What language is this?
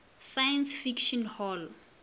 Northern Sotho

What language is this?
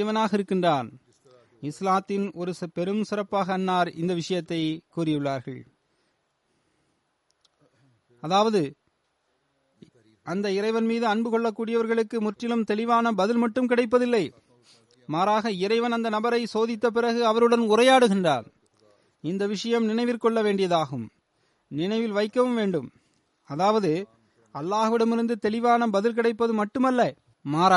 Tamil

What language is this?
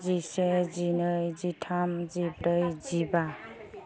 Bodo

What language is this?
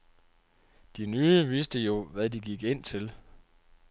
Danish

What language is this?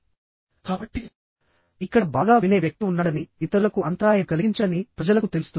Telugu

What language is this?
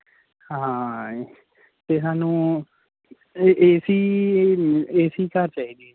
Punjabi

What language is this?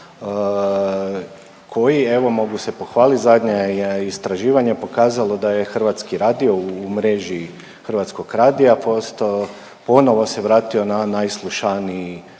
Croatian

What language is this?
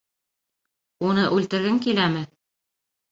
Bashkir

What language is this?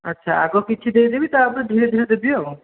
Odia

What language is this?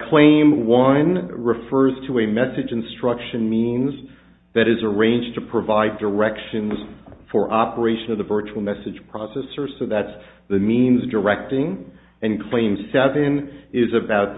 English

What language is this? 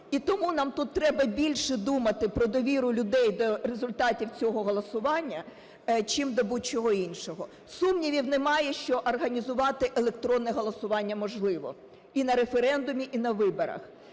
Ukrainian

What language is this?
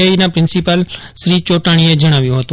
Gujarati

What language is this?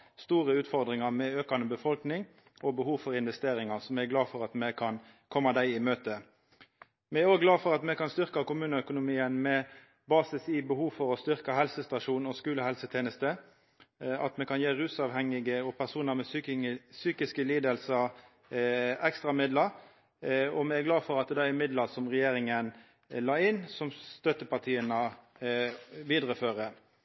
Norwegian Nynorsk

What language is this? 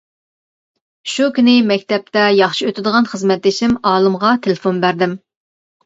Uyghur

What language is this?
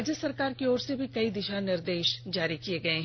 Hindi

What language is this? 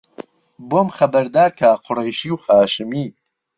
Central Kurdish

